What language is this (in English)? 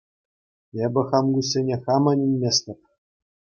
Chuvash